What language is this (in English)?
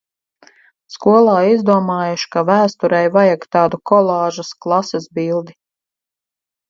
Latvian